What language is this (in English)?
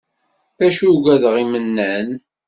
Kabyle